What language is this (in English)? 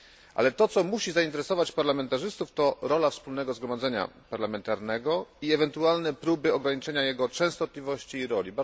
Polish